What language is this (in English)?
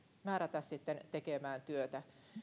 Finnish